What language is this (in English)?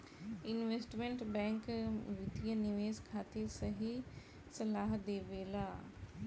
Bhojpuri